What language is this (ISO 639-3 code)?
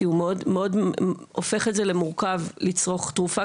heb